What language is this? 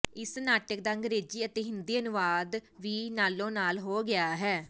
Punjabi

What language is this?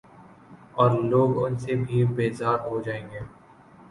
Urdu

